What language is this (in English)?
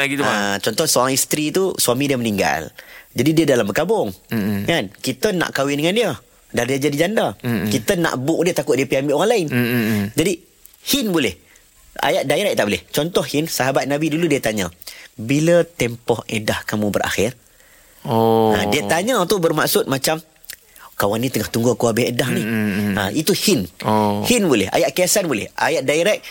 Malay